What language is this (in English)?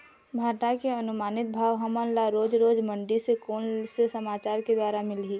Chhattisgarhi